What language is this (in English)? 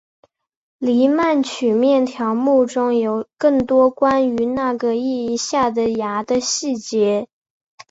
Chinese